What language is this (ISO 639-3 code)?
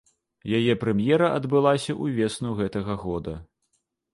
bel